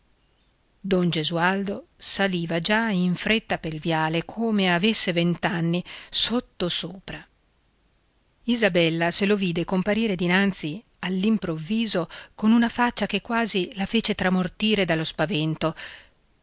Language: Italian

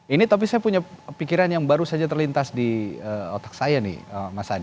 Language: Indonesian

